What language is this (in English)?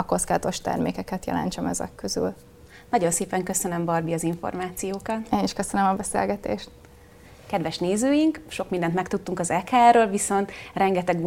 Hungarian